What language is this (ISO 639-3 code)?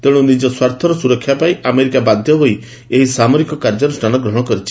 ori